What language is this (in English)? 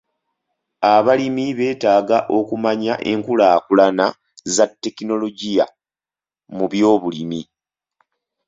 Ganda